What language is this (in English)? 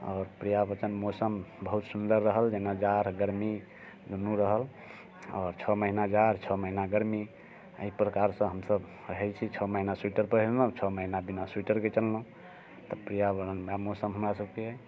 Maithili